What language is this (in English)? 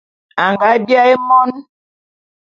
Bulu